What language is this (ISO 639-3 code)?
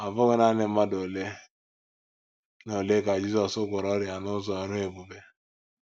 ibo